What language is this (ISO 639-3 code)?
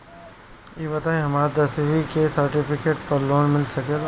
bho